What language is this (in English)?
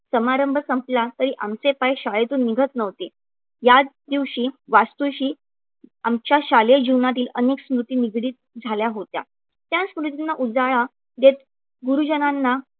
Marathi